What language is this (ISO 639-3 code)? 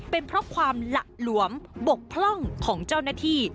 tha